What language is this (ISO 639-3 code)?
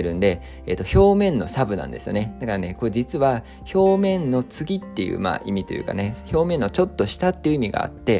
jpn